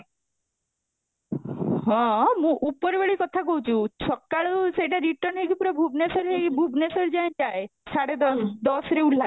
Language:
Odia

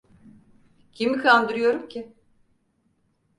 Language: Turkish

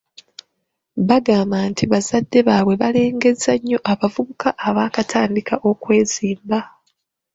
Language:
Ganda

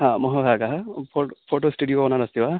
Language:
Sanskrit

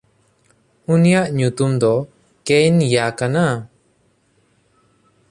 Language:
Santali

